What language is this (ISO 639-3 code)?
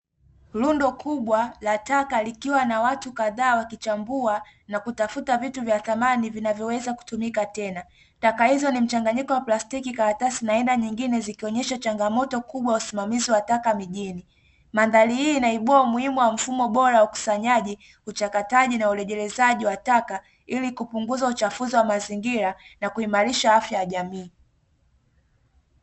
swa